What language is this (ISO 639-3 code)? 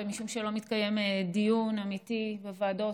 heb